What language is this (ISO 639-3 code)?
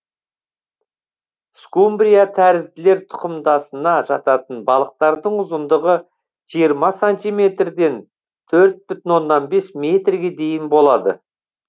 kaz